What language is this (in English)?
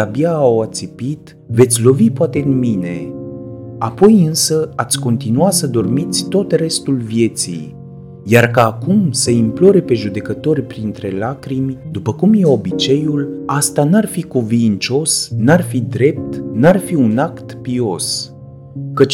Romanian